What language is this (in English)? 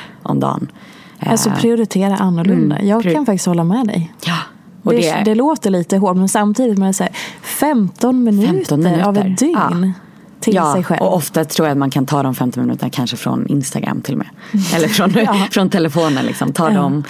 Swedish